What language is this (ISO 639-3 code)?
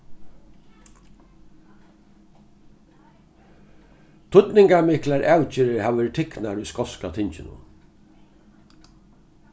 fao